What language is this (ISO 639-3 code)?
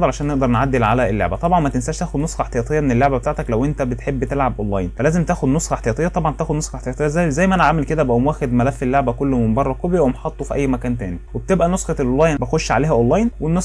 ara